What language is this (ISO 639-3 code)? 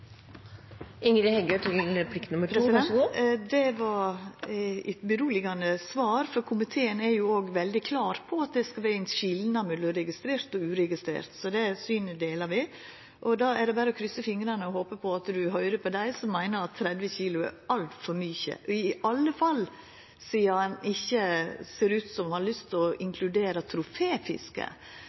nno